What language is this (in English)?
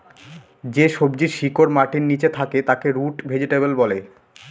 Bangla